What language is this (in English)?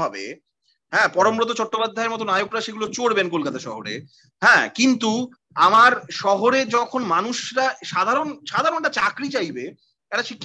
Bangla